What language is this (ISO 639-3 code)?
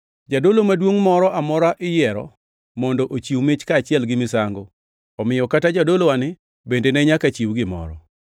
luo